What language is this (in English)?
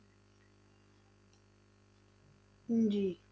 Punjabi